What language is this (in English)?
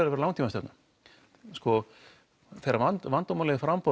Icelandic